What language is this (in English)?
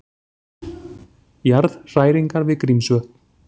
Icelandic